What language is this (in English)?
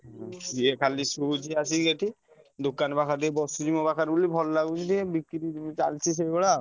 Odia